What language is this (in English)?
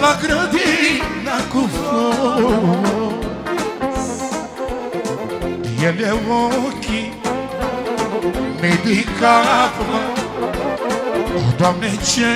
Romanian